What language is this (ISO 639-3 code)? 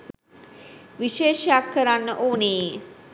sin